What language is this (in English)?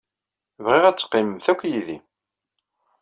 Kabyle